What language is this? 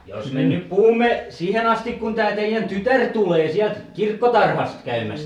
Finnish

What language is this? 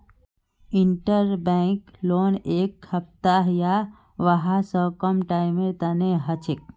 Magahi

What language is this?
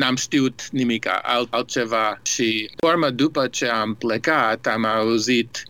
Romanian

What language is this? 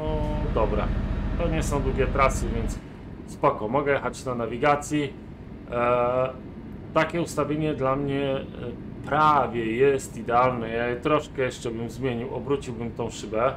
Polish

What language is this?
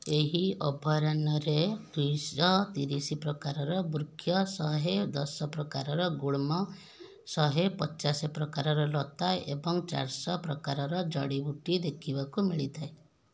Odia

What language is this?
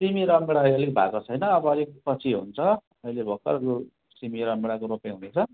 Nepali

